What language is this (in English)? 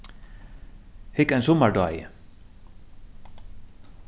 Faroese